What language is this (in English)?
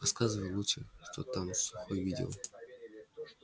Russian